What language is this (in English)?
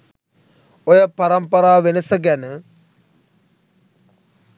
Sinhala